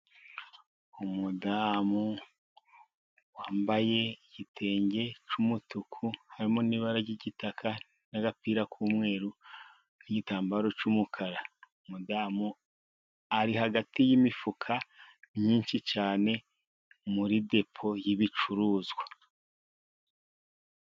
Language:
Kinyarwanda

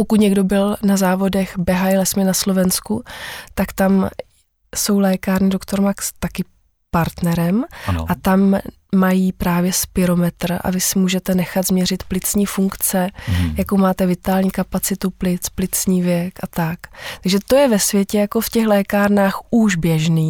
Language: Czech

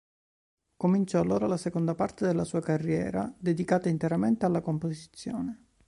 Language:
Italian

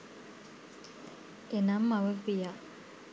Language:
Sinhala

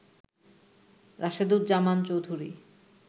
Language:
Bangla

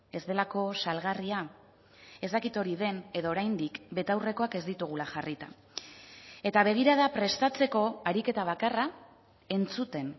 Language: Basque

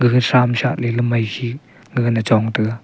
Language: Wancho Naga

